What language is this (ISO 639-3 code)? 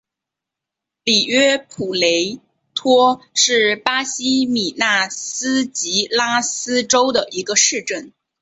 zho